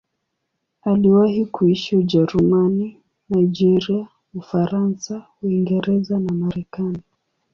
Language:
Swahili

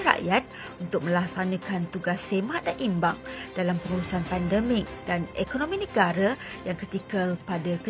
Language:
Malay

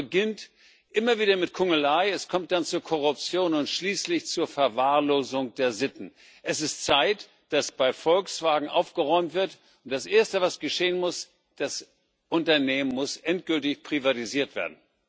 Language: German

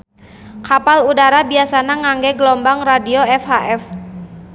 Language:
Sundanese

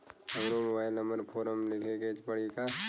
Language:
Bhojpuri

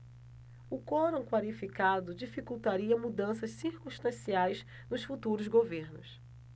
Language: Portuguese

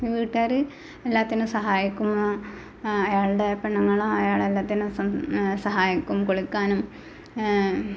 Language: Malayalam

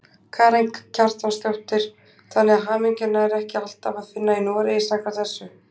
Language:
Icelandic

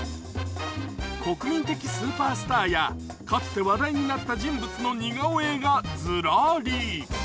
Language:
Japanese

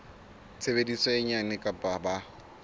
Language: Southern Sotho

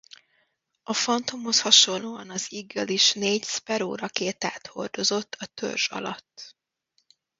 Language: Hungarian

